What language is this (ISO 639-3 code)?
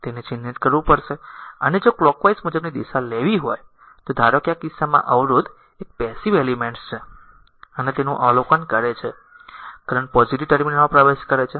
guj